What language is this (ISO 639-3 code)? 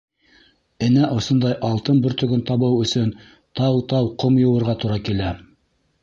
bak